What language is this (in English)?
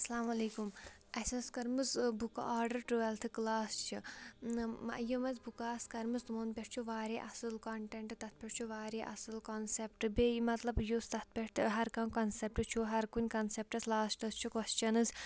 Kashmiri